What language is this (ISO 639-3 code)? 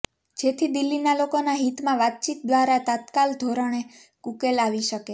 guj